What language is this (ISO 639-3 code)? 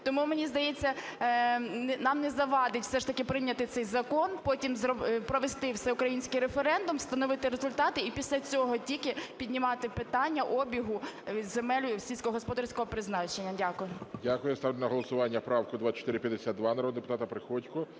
ukr